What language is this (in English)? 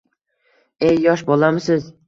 Uzbek